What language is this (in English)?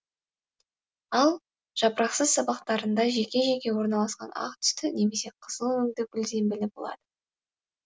Kazakh